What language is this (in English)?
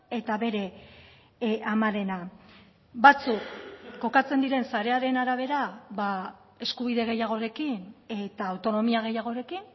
Basque